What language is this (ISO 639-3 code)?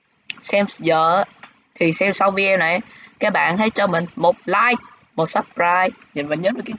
vie